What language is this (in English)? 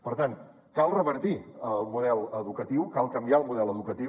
Catalan